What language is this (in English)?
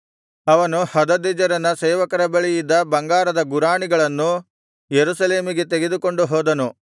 Kannada